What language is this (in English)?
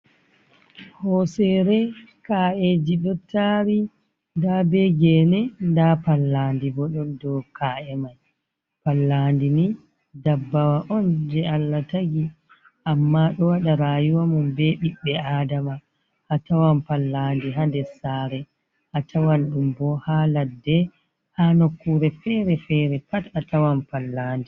Fula